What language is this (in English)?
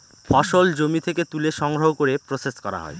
Bangla